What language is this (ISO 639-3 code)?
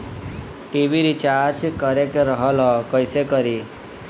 bho